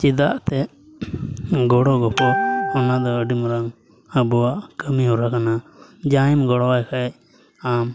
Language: Santali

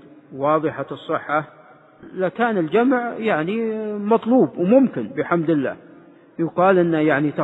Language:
Arabic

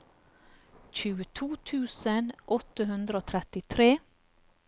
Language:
Norwegian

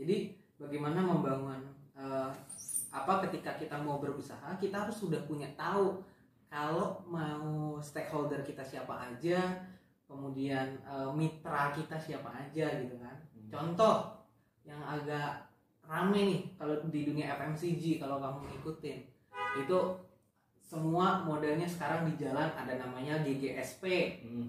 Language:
Indonesian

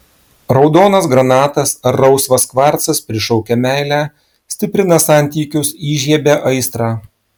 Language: Lithuanian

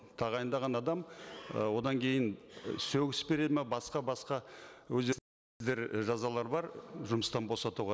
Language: Kazakh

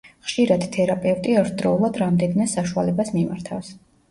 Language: Georgian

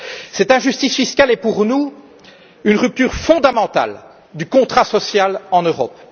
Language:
French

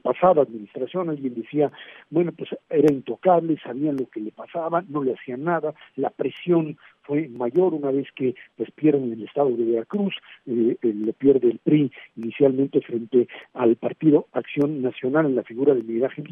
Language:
Spanish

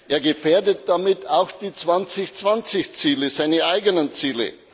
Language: German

